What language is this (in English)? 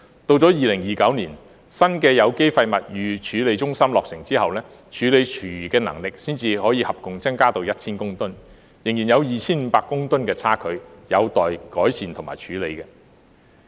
Cantonese